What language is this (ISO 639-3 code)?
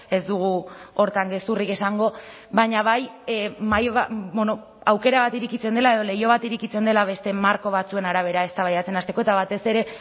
eus